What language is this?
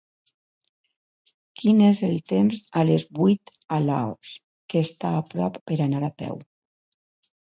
Catalan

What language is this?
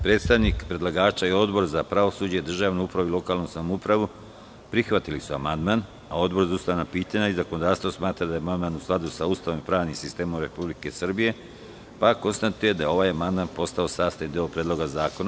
Serbian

